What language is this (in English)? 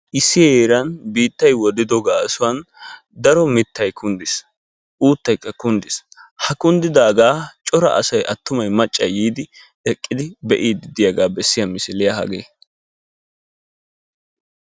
Wolaytta